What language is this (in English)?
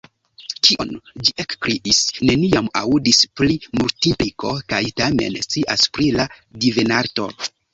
Esperanto